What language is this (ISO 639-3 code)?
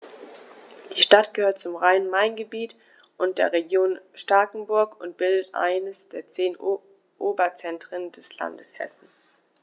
deu